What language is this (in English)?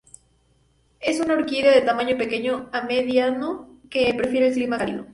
Spanish